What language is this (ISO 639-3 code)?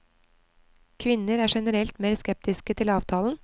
nor